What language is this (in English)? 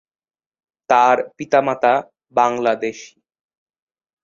Bangla